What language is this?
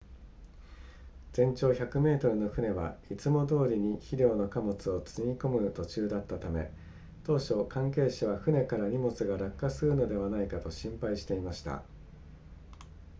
Japanese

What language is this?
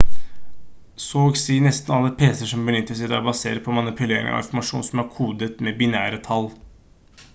Norwegian Bokmål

